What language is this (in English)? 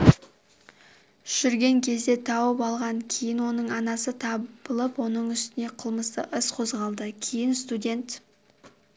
Kazakh